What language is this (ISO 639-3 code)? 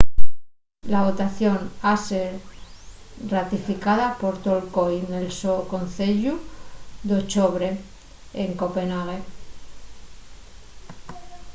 ast